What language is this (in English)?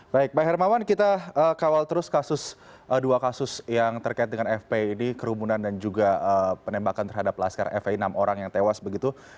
Indonesian